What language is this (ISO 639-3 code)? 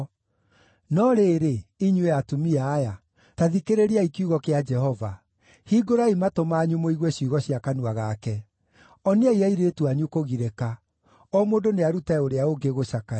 kik